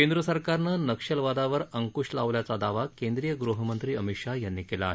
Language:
Marathi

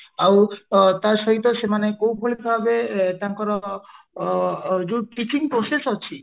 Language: Odia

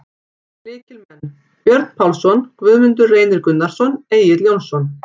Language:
Icelandic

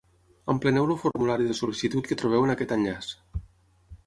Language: Catalan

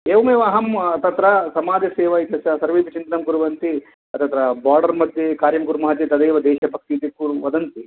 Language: Sanskrit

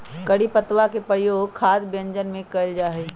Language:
Magahi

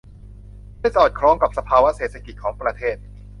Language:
Thai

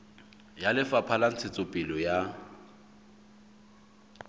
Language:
Southern Sotho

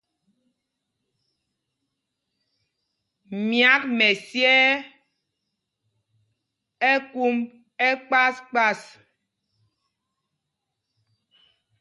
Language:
Mpumpong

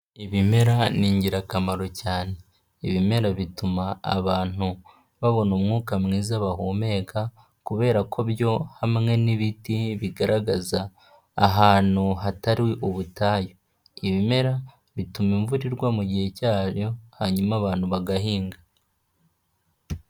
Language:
Kinyarwanda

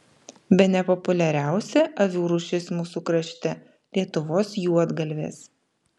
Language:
Lithuanian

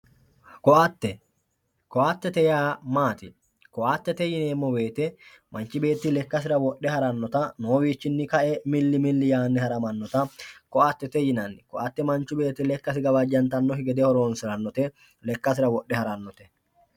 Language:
Sidamo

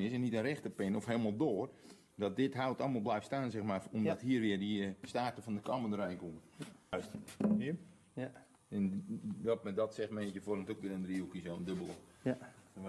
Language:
Dutch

